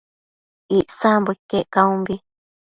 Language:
Matsés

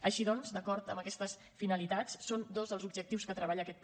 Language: Catalan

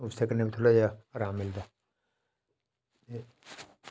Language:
Dogri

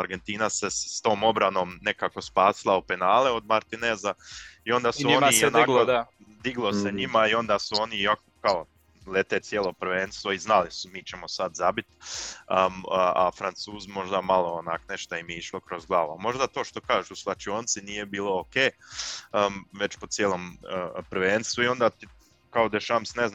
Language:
Croatian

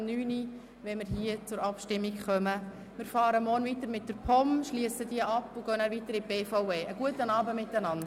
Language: Swiss German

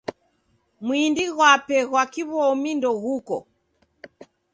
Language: Taita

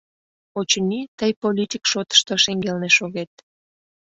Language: Mari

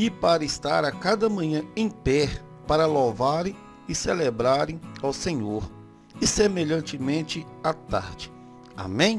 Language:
Portuguese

